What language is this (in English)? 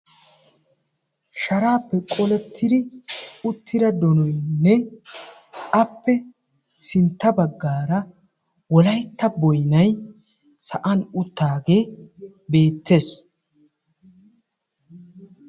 Wolaytta